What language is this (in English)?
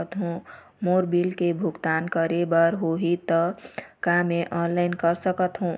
Chhattisgarhi